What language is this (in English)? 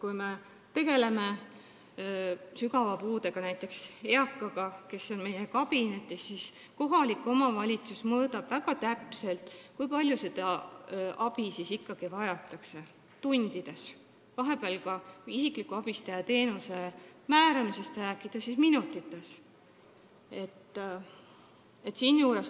Estonian